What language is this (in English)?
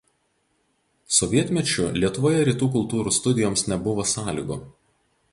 Lithuanian